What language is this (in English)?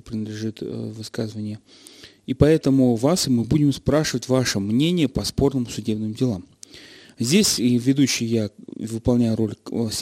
Russian